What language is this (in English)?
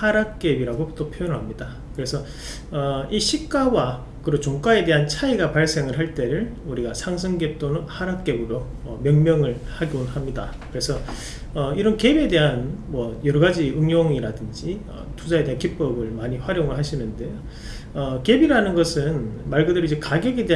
Korean